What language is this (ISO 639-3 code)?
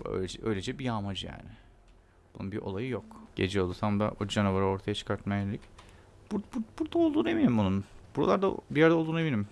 tur